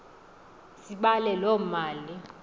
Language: Xhosa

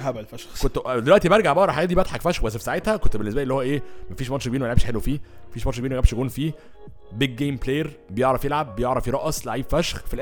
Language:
Arabic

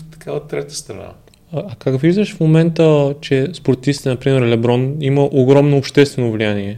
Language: Bulgarian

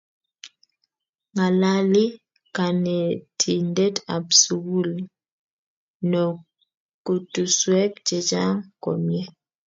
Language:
Kalenjin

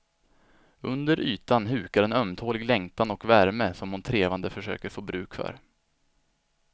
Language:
Swedish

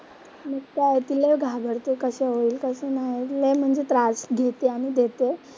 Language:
Marathi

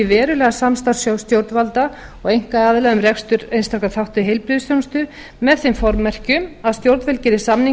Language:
Icelandic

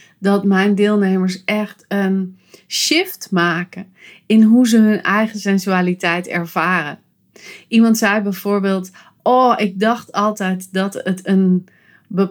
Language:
Dutch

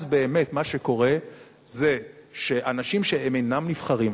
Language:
Hebrew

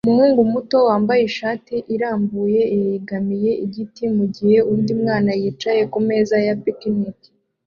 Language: Kinyarwanda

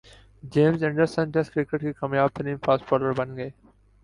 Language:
Urdu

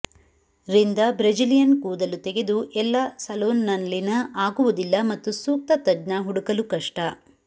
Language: Kannada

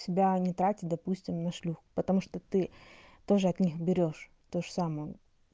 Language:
Russian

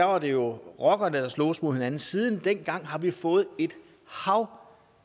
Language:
Danish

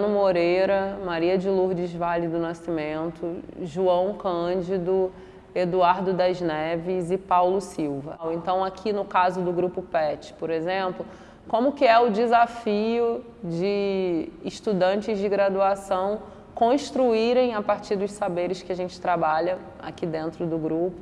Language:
Portuguese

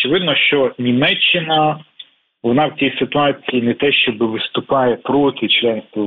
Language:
Ukrainian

